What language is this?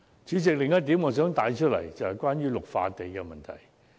Cantonese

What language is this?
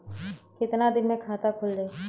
Bhojpuri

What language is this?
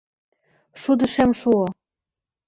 Mari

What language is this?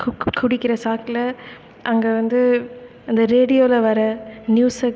Tamil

